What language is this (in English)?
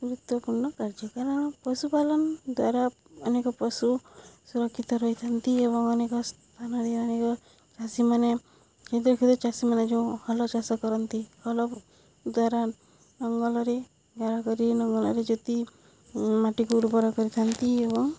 Odia